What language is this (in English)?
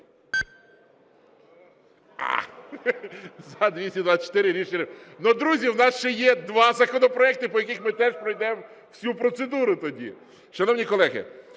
Ukrainian